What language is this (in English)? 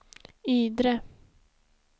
Swedish